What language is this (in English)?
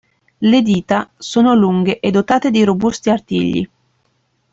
Italian